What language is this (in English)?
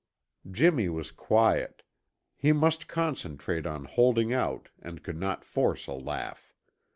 English